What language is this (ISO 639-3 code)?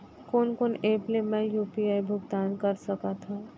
hne